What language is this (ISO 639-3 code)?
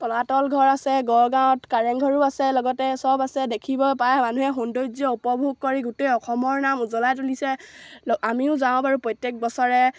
asm